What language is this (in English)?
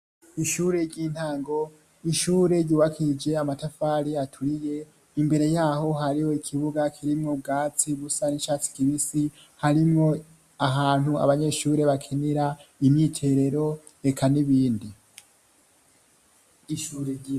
Rundi